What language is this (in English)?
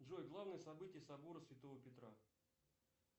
Russian